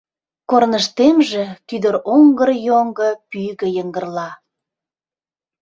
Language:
Mari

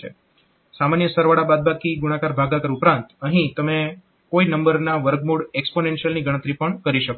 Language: Gujarati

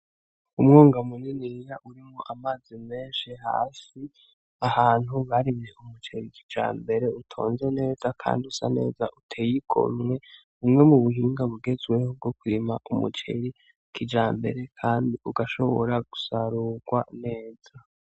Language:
Rundi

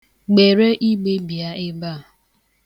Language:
Igbo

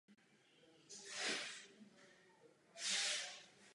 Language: Czech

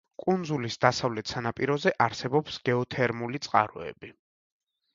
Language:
Georgian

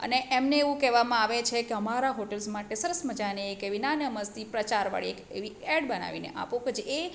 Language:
Gujarati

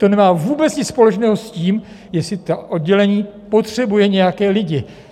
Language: Czech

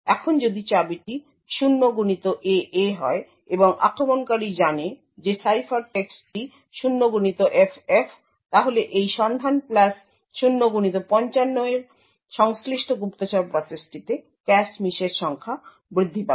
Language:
Bangla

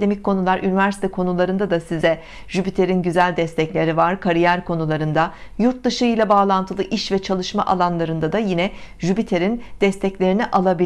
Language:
Turkish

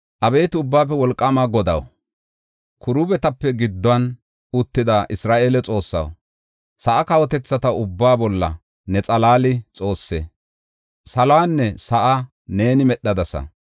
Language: Gofa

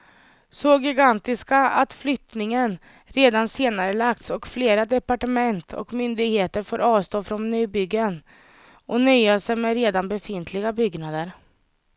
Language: Swedish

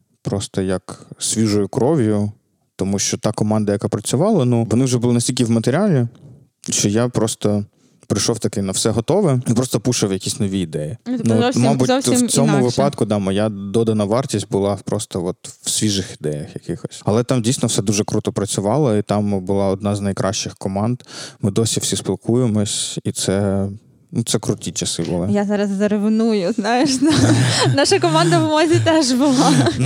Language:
Ukrainian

